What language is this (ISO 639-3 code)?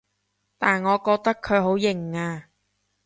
yue